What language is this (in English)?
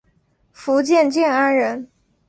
Chinese